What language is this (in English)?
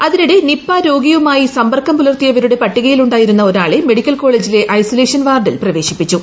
Malayalam